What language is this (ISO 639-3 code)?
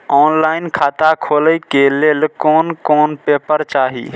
mai